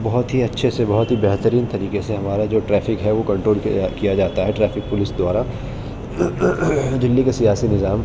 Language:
Urdu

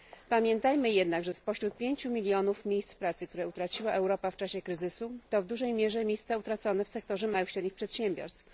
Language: Polish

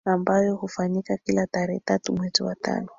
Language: Swahili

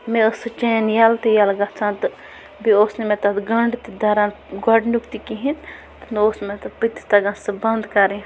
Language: Kashmiri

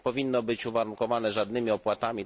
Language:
Polish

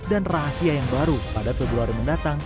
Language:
Indonesian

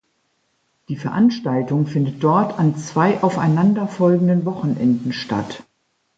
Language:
German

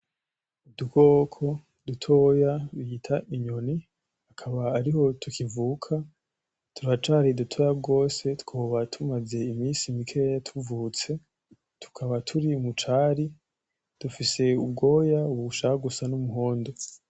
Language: Rundi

